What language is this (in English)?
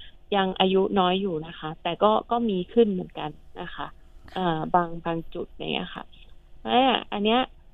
Thai